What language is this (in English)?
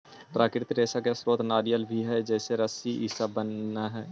Magahi